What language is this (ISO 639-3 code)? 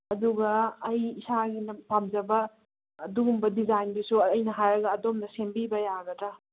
mni